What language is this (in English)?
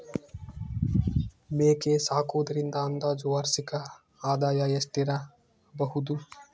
Kannada